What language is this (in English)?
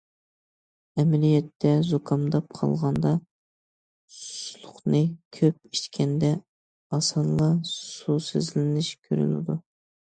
Uyghur